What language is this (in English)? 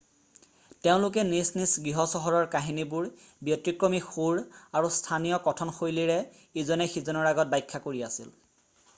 Assamese